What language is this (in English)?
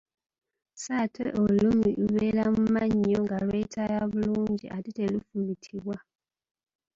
Ganda